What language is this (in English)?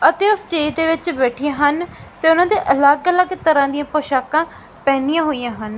Punjabi